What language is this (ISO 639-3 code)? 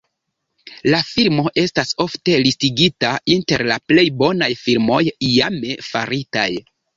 epo